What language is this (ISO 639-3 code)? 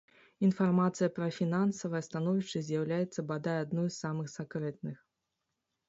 bel